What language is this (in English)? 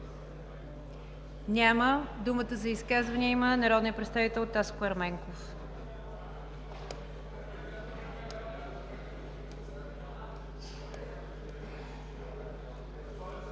Bulgarian